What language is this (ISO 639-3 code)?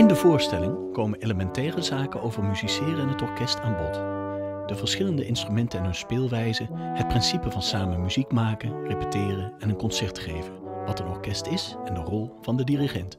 nld